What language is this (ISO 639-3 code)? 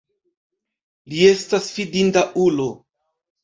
epo